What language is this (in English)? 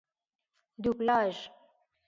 Persian